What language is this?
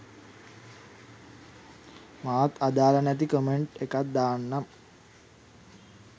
Sinhala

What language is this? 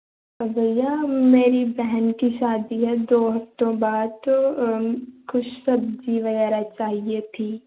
Dogri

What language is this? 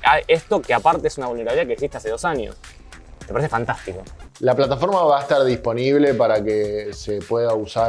Spanish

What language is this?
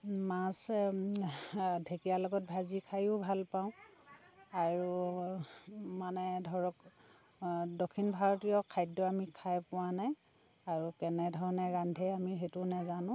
Assamese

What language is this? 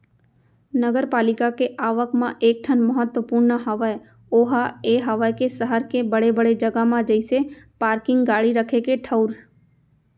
Chhattisgarhi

